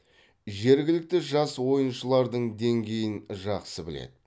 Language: Kazakh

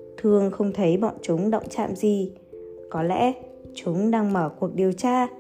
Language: Vietnamese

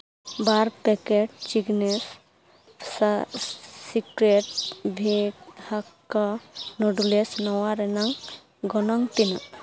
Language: Santali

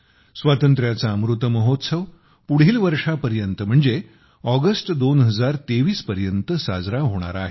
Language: Marathi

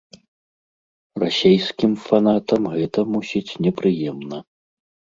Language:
Belarusian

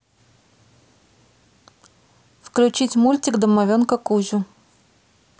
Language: Russian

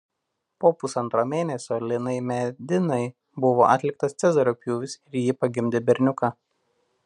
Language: Lithuanian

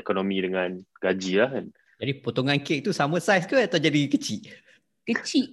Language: Malay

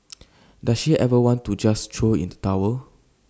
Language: English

